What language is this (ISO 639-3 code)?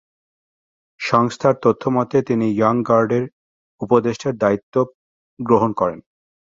ben